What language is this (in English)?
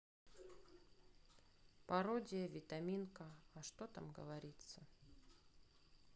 Russian